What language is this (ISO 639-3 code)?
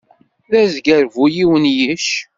kab